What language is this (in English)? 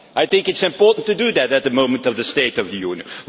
English